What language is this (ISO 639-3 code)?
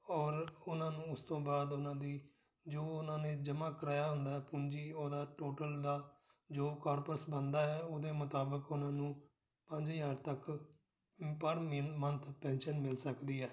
pan